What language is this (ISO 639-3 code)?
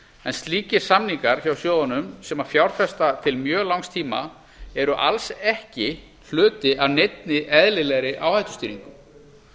isl